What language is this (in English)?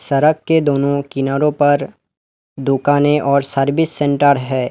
Hindi